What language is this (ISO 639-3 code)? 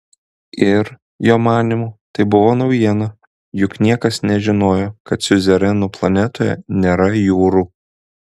lit